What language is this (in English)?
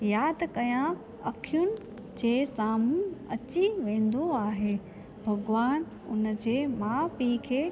Sindhi